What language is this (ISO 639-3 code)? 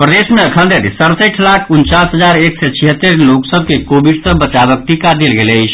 mai